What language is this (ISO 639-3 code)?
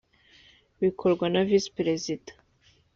kin